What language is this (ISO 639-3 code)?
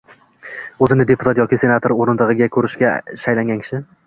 uzb